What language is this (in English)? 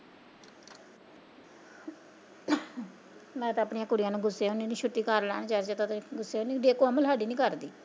Punjabi